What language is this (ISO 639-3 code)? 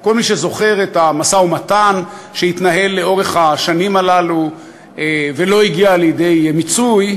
heb